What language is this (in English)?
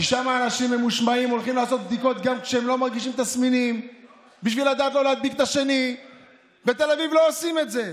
Hebrew